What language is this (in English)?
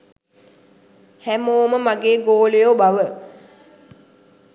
Sinhala